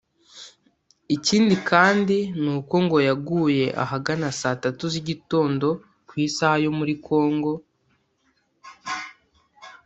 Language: Kinyarwanda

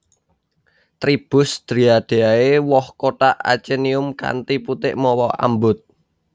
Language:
Javanese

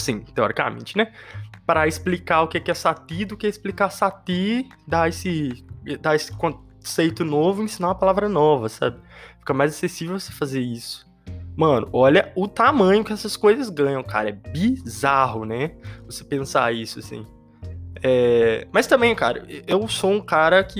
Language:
Portuguese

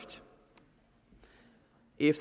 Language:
Danish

